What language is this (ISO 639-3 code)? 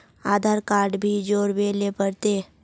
mag